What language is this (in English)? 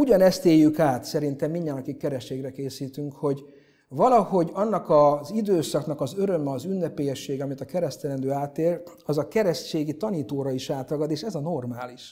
Hungarian